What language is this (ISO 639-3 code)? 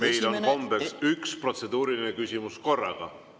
est